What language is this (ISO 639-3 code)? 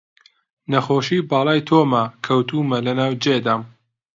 ckb